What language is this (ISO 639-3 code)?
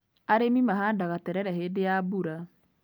kik